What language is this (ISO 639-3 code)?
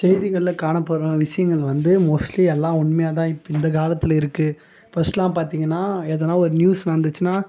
tam